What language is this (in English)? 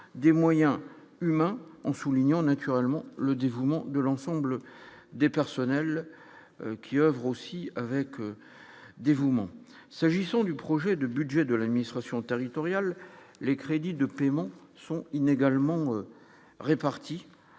French